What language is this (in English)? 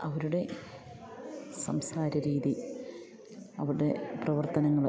Malayalam